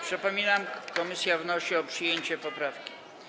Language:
Polish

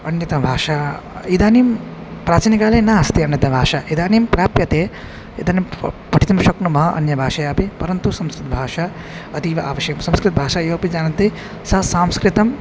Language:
Sanskrit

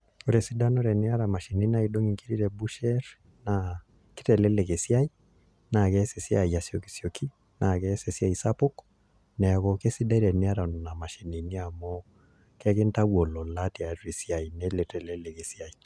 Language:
Masai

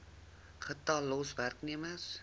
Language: Afrikaans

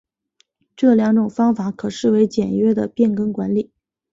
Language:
Chinese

